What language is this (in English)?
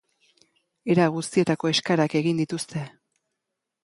Basque